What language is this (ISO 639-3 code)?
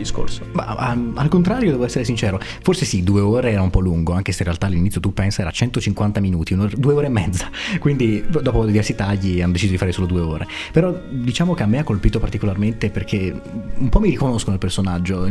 ita